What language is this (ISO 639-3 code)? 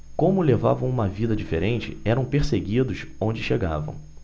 por